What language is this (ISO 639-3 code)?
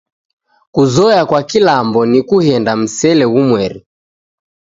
dav